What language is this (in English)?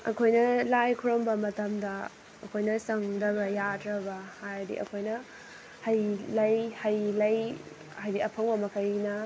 Manipuri